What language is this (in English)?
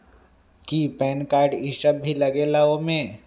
Magahi